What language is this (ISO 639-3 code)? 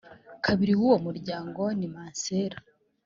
kin